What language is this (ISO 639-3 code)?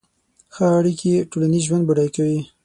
pus